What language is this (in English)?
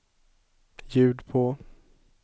Swedish